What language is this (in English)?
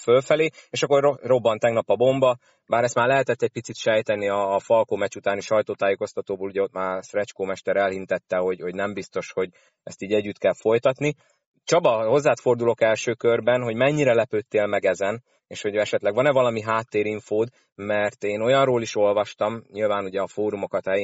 Hungarian